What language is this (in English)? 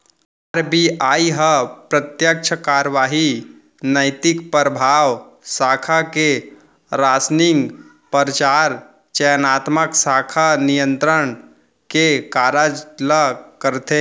Chhattisgarhi